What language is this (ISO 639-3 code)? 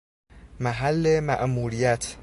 fas